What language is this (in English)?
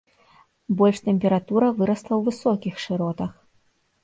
Belarusian